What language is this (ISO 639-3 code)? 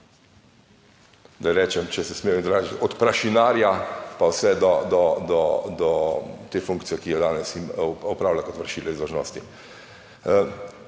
slv